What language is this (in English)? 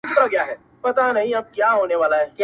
Pashto